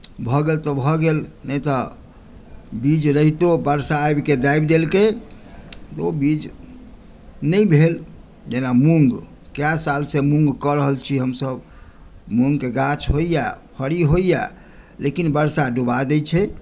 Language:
Maithili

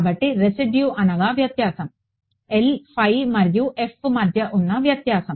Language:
Telugu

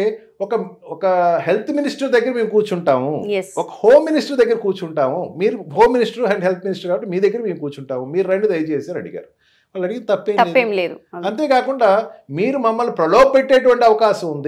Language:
Telugu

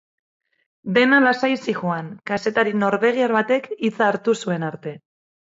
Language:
Basque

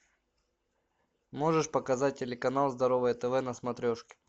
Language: Russian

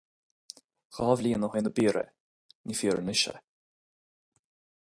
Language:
Irish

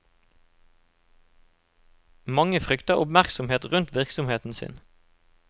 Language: Norwegian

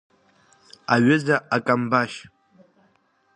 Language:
Abkhazian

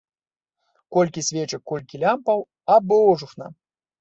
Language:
Belarusian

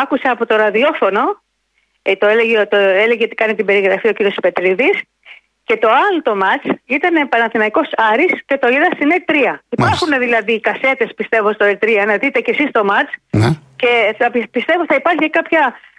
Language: Greek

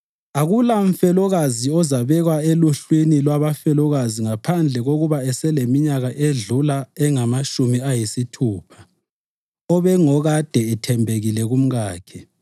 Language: North Ndebele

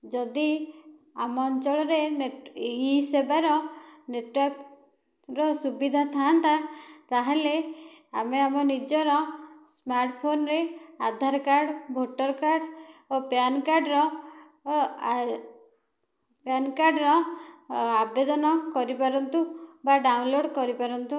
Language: Odia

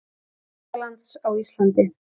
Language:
Icelandic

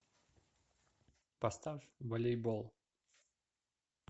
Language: Russian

